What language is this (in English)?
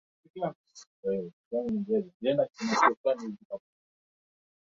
Swahili